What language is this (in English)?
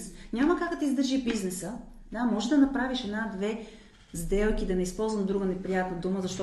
Bulgarian